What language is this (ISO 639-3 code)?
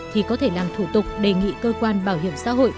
vie